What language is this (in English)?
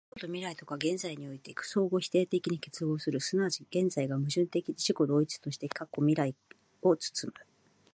Japanese